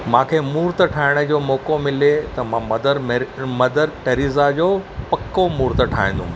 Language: Sindhi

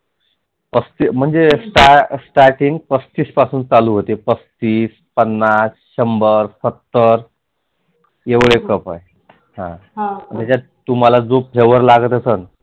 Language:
Marathi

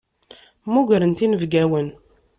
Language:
Kabyle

